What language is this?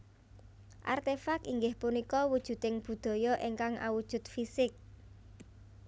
Javanese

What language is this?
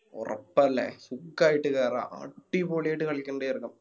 Malayalam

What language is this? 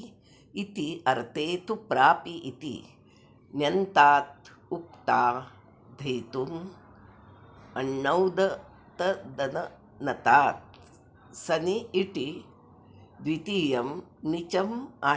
Sanskrit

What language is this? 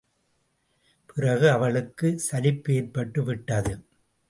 Tamil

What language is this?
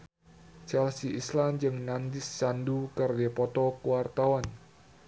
Sundanese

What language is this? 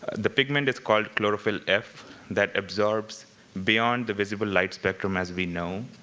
English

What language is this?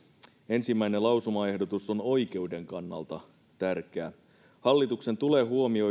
Finnish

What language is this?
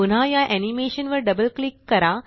Marathi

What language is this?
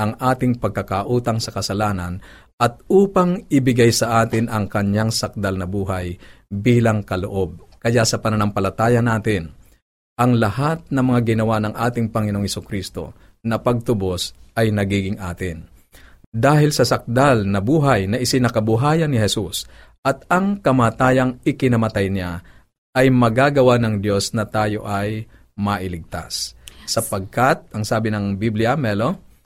Filipino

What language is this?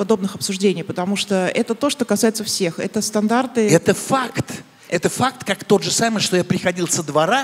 Russian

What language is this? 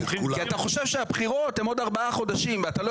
Hebrew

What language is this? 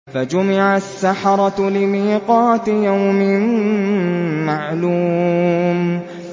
Arabic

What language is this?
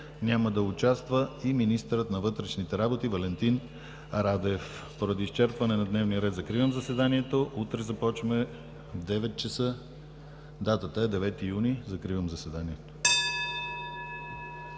Bulgarian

